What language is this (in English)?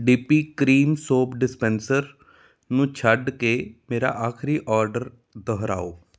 Punjabi